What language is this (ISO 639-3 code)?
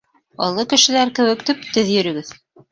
bak